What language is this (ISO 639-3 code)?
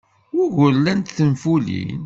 kab